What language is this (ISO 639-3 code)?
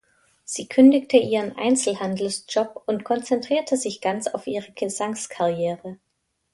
deu